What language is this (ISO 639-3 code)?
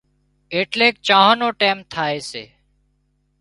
kxp